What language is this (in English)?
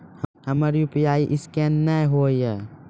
Maithili